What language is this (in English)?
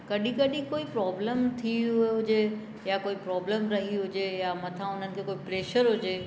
Sindhi